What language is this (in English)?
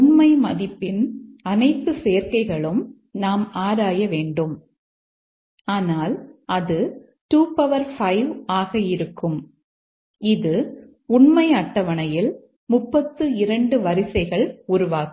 Tamil